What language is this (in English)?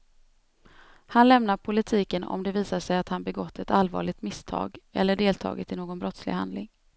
Swedish